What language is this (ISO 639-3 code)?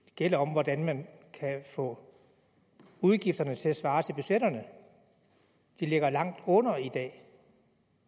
dan